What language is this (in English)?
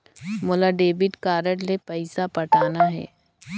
Chhattisgarhi